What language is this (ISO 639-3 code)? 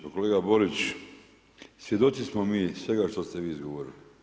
hrv